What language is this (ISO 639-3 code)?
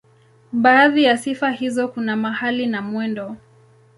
swa